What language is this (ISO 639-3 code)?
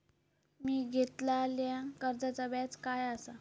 mar